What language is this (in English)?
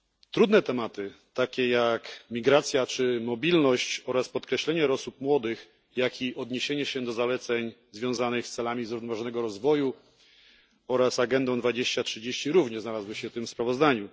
Polish